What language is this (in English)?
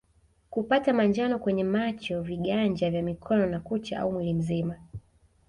Swahili